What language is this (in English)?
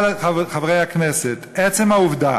Hebrew